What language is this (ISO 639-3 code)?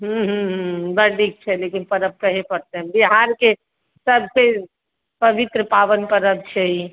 mai